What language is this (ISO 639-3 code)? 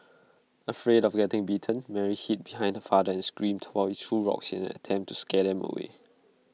eng